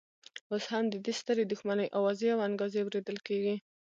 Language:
Pashto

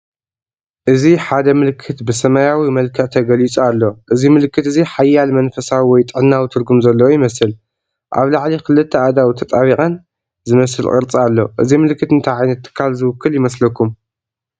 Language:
Tigrinya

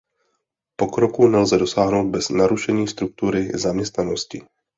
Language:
Czech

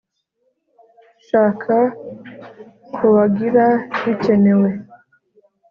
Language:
Kinyarwanda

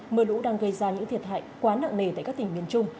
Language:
Vietnamese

